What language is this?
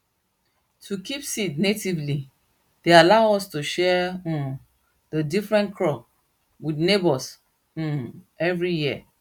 Nigerian Pidgin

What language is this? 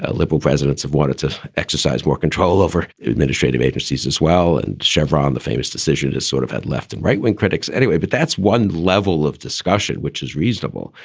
English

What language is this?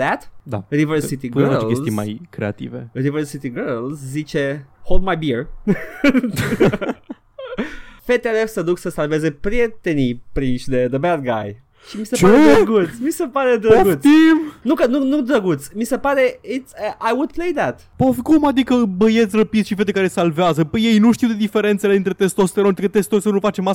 Romanian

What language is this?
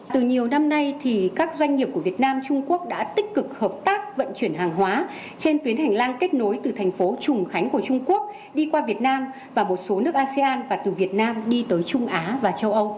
Vietnamese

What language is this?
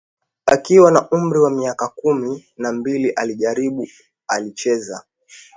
Swahili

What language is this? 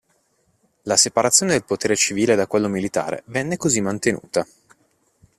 Italian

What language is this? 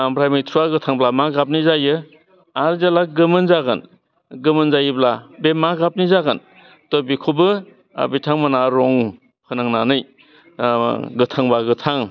Bodo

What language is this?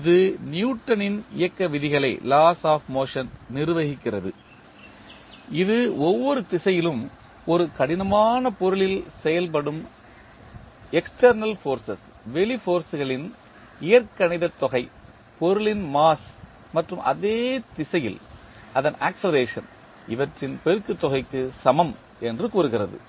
Tamil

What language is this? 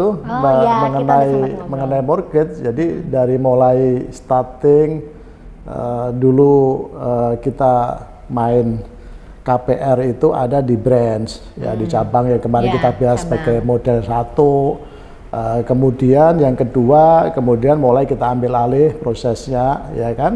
Indonesian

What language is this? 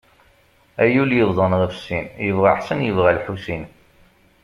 Kabyle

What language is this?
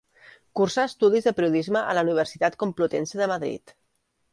Catalan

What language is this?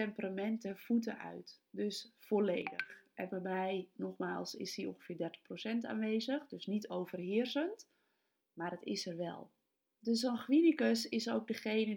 Dutch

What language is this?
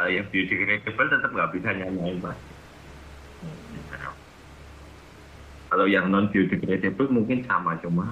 Indonesian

